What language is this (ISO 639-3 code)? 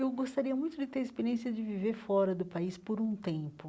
por